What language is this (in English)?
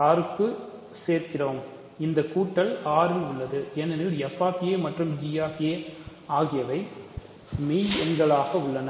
Tamil